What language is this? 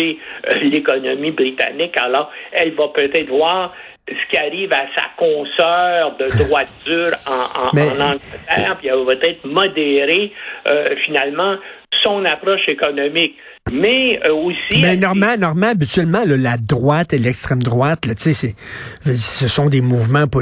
French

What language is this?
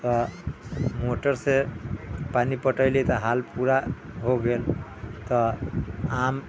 Maithili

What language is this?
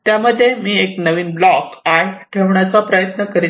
Marathi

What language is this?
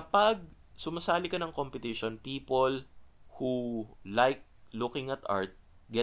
Filipino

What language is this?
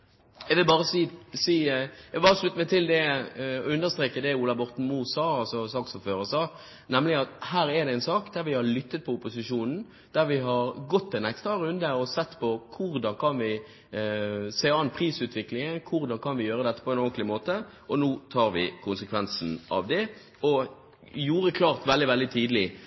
Norwegian Bokmål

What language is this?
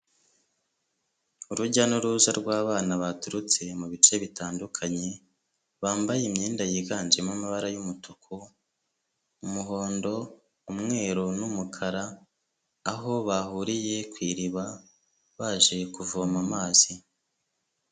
Kinyarwanda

